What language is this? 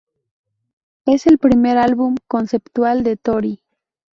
Spanish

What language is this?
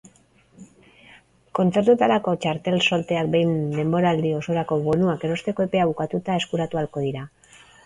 Basque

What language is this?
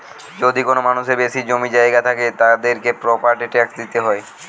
Bangla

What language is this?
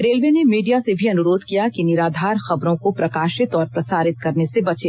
Hindi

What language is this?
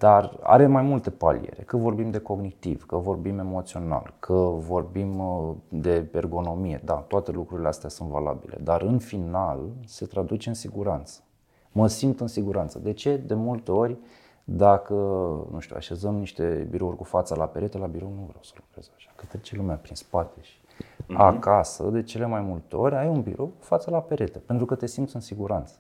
Romanian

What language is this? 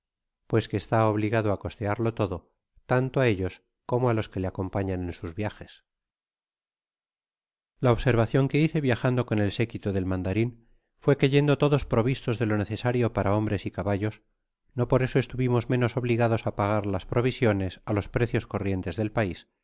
Spanish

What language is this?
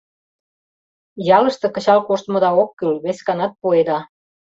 Mari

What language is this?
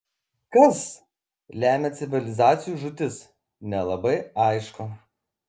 Lithuanian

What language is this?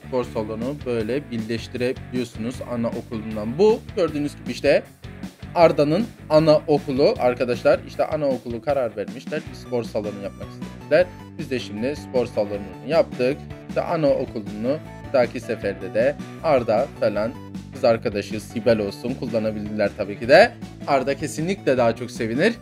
Turkish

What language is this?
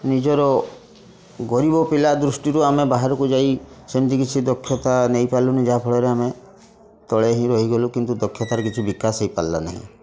Odia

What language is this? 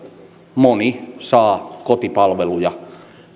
Finnish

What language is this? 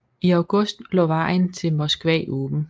Danish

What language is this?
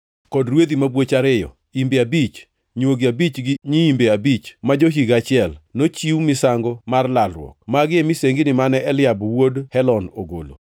Luo (Kenya and Tanzania)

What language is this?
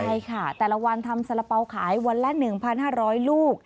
Thai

